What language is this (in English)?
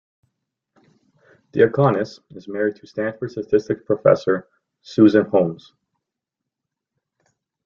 English